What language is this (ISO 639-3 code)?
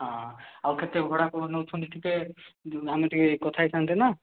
ori